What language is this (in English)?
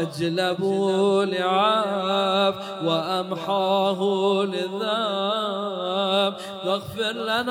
Arabic